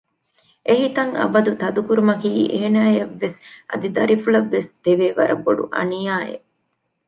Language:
Divehi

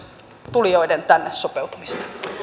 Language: Finnish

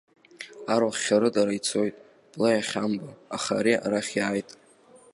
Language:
Abkhazian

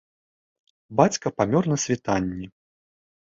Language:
Belarusian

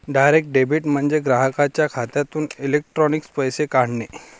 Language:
Marathi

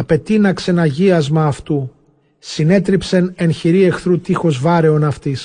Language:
Greek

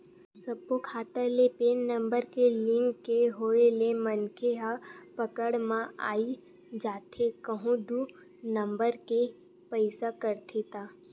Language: Chhattisgarhi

